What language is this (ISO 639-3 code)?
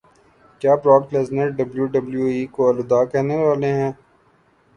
urd